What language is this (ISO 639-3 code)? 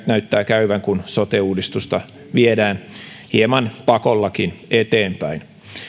fin